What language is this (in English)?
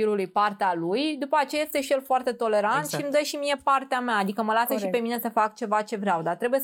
Romanian